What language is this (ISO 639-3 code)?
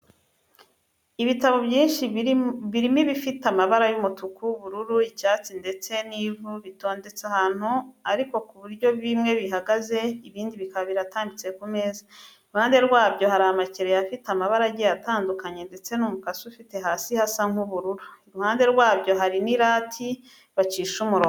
kin